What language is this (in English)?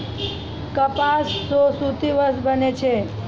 Maithili